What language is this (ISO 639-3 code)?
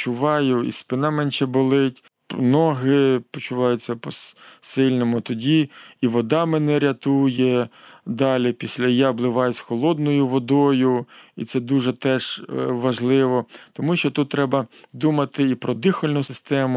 ukr